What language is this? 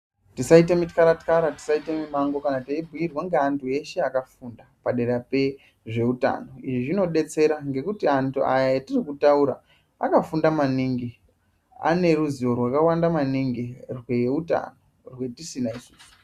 Ndau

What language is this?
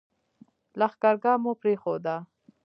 Pashto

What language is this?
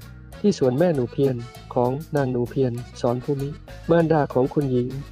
Thai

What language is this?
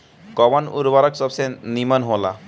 Bhojpuri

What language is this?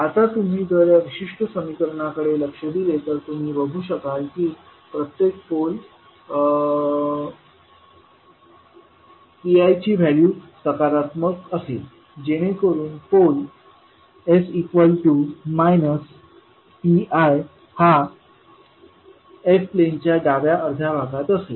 Marathi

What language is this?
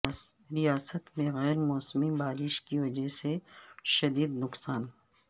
Urdu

